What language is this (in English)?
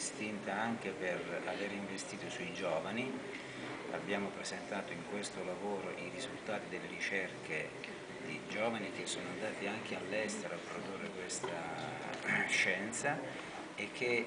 Italian